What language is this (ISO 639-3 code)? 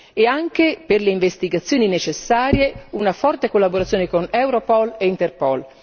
ita